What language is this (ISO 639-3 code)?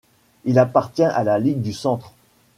fra